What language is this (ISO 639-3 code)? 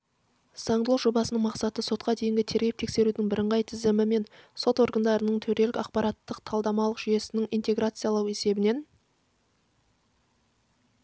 kaz